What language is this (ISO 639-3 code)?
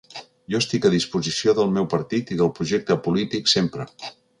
cat